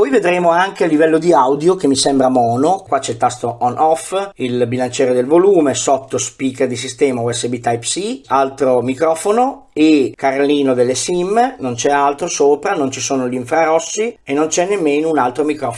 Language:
Italian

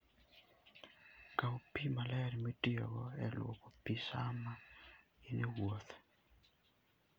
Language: Luo (Kenya and Tanzania)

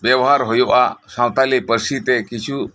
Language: Santali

